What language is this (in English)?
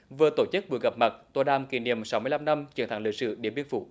Vietnamese